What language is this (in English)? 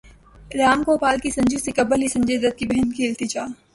Urdu